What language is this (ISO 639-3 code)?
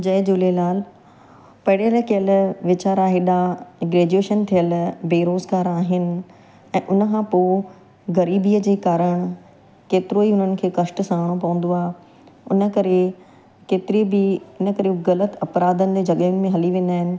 snd